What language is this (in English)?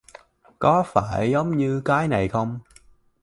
Vietnamese